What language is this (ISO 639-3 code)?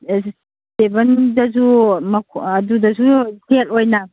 mni